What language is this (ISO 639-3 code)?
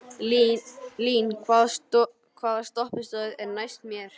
isl